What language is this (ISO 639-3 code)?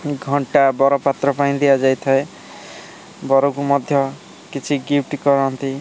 ori